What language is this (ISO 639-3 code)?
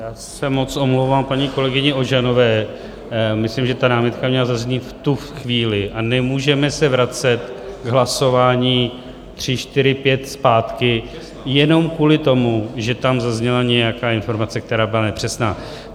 ces